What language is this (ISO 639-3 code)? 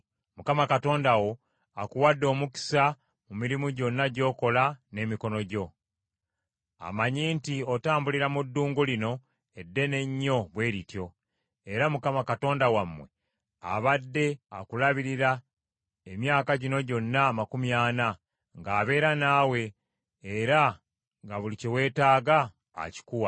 lug